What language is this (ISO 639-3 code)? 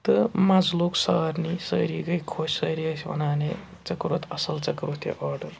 kas